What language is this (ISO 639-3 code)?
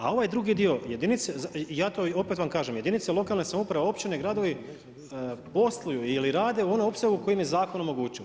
hrv